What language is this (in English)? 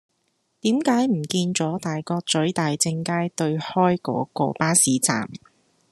Cantonese